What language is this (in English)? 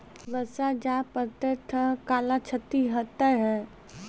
Maithili